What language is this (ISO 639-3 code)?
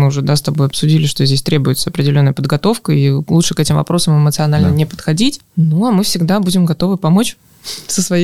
rus